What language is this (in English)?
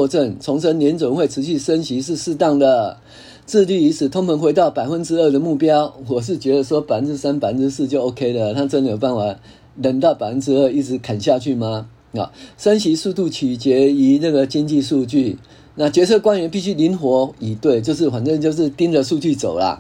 Chinese